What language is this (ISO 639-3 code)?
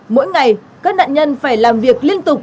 vie